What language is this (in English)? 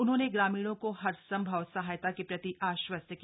Hindi